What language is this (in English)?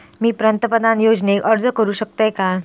Marathi